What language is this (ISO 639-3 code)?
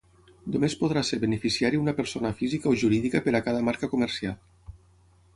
cat